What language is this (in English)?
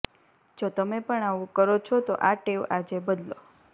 Gujarati